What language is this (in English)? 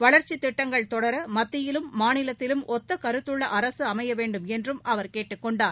Tamil